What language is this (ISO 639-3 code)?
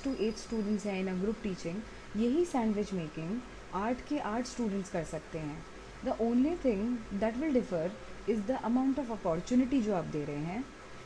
hin